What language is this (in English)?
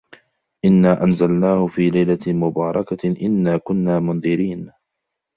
Arabic